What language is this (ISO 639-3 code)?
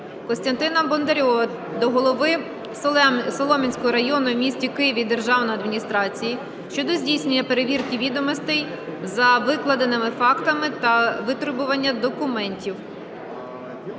ukr